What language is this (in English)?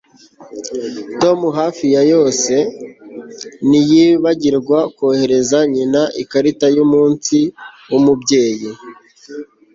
Kinyarwanda